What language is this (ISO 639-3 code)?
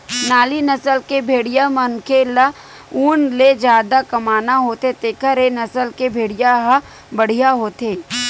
hne